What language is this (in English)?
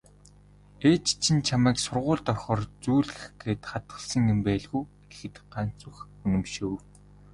Mongolian